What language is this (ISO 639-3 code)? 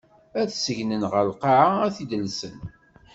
kab